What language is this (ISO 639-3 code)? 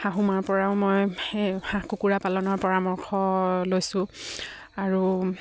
asm